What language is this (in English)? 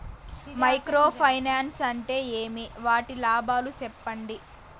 Telugu